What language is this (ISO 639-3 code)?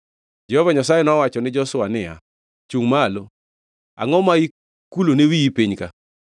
luo